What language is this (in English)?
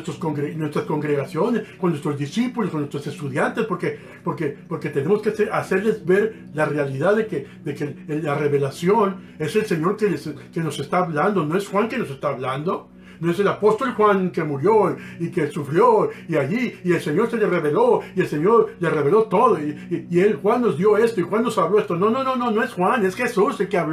Spanish